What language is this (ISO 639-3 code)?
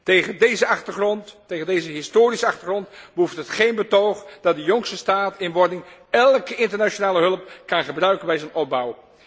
nld